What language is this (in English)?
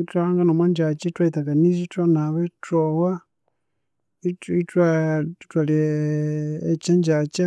Konzo